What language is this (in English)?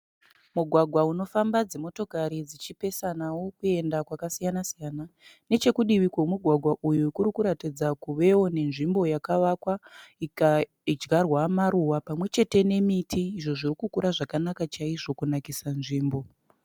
Shona